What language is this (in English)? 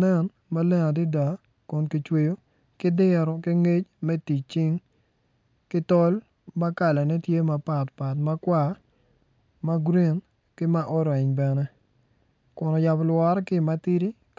Acoli